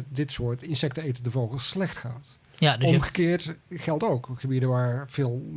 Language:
Dutch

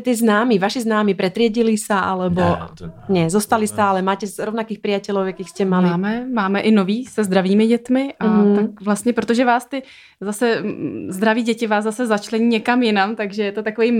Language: Czech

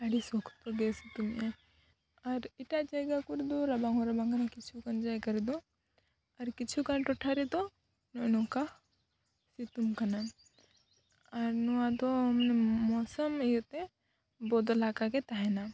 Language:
Santali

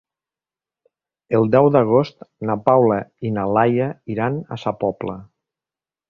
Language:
Catalan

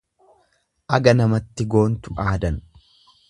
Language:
Oromo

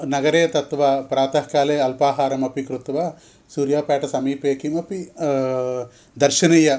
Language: Sanskrit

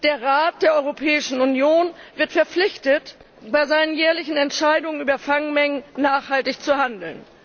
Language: German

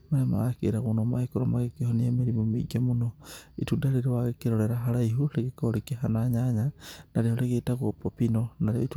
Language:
Kikuyu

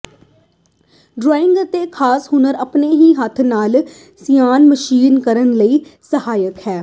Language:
Punjabi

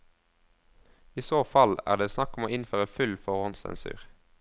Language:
Norwegian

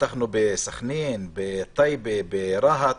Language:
Hebrew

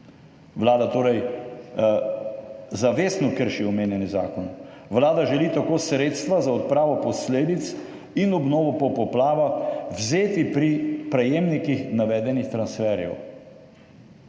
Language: Slovenian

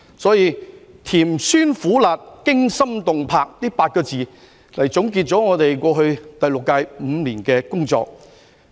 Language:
Cantonese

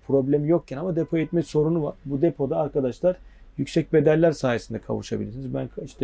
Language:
Turkish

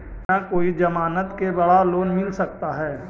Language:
Magahi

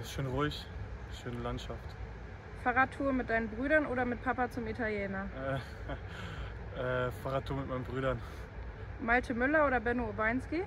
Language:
German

